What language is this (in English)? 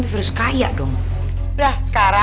Indonesian